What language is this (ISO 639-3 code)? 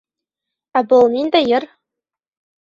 bak